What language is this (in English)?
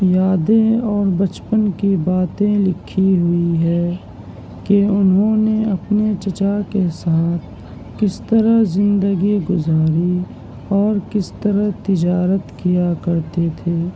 Urdu